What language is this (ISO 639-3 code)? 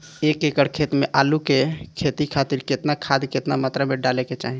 bho